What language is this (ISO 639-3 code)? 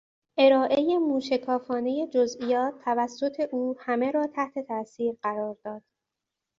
fas